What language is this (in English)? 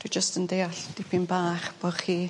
Welsh